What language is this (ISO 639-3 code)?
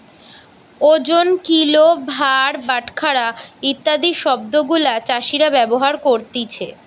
ben